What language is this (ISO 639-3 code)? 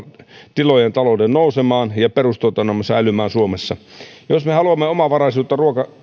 fin